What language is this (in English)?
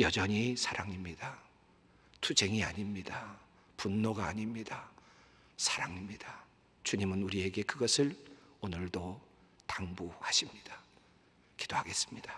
Korean